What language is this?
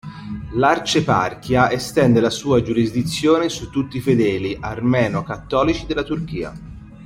Italian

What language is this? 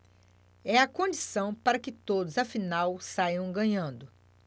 Portuguese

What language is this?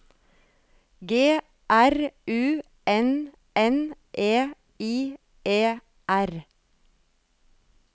Norwegian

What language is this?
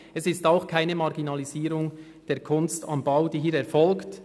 Swiss German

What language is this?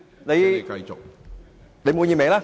Cantonese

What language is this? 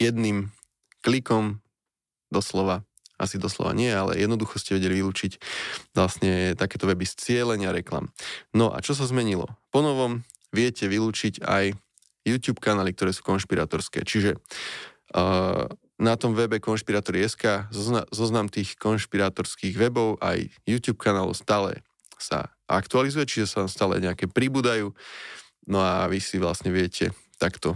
Slovak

